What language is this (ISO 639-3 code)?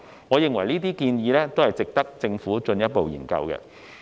yue